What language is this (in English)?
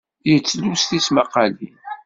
Kabyle